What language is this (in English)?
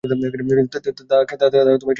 Bangla